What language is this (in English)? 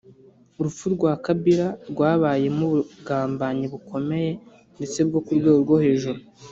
Kinyarwanda